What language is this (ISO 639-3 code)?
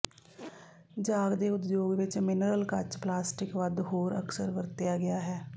pan